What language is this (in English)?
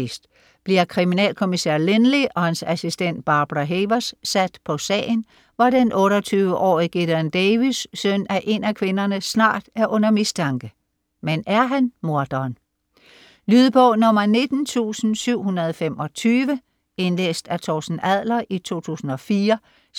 Danish